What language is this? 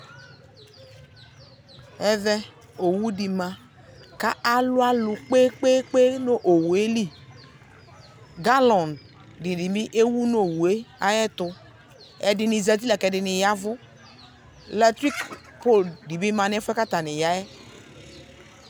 Ikposo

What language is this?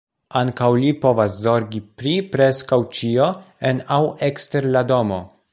Esperanto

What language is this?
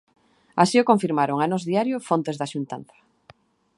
Galician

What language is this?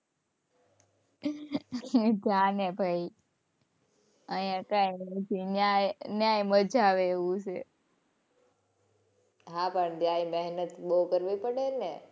Gujarati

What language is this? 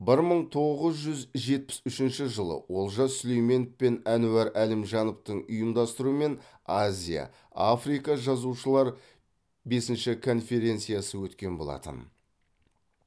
Kazakh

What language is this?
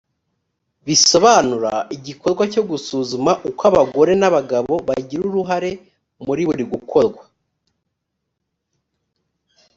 Kinyarwanda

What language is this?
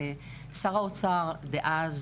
Hebrew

